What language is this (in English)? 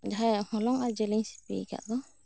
Santali